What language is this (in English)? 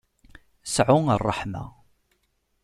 Kabyle